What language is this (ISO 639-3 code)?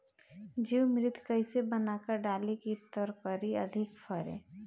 bho